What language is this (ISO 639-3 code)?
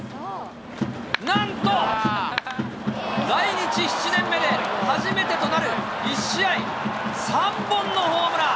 jpn